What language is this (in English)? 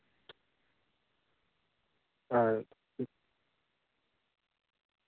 Santali